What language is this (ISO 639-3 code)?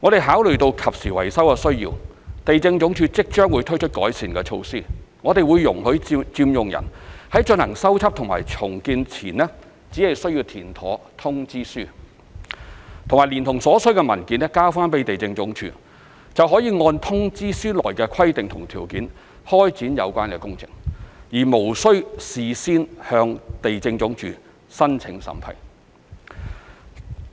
yue